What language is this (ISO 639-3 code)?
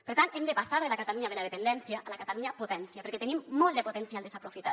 cat